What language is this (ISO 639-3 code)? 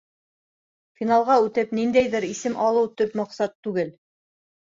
bak